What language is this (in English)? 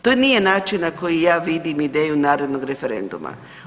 Croatian